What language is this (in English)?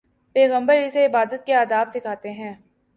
Urdu